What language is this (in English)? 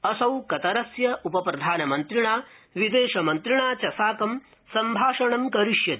Sanskrit